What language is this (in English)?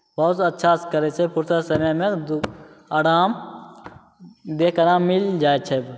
Maithili